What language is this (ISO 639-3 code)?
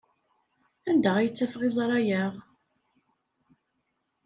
kab